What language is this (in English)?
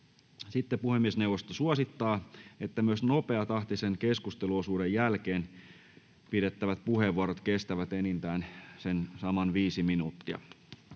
Finnish